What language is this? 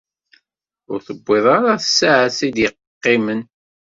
Kabyle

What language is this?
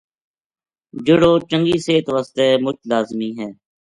Gujari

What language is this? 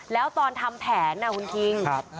Thai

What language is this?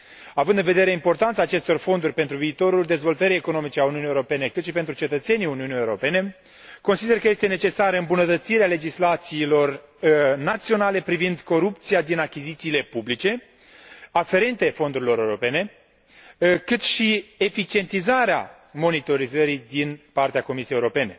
Romanian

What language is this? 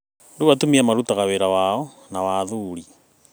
Kikuyu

